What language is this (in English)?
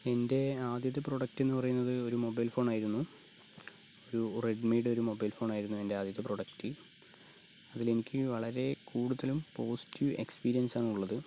Malayalam